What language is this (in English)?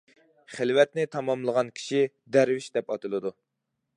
Uyghur